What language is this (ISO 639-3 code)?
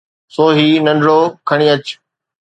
snd